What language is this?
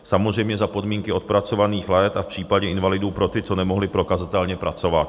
Czech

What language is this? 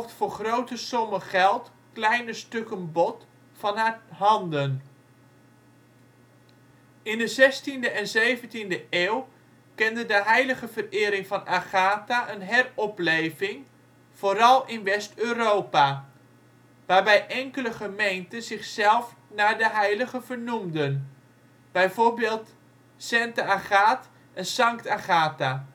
Dutch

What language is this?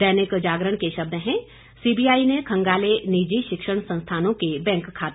Hindi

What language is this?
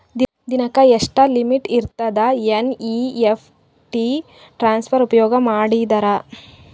Kannada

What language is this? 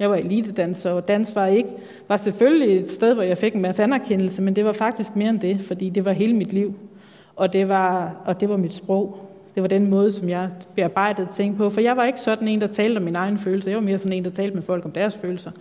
Danish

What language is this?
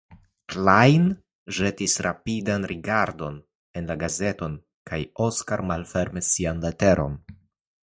Esperanto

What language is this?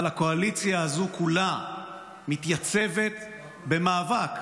Hebrew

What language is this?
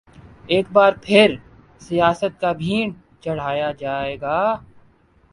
Urdu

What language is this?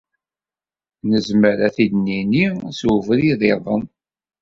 Kabyle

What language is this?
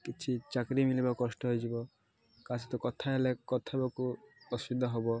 Odia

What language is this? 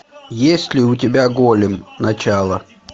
Russian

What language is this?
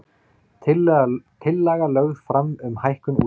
Icelandic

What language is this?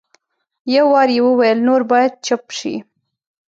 Pashto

